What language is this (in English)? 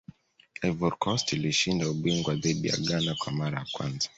Swahili